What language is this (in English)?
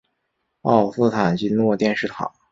Chinese